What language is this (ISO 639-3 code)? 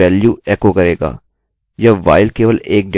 hin